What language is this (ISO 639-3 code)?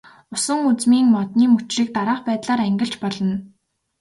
mon